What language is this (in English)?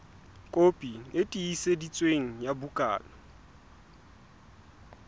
Southern Sotho